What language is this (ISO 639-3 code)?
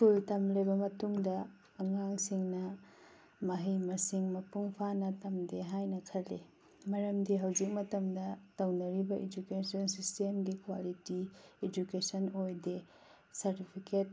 mni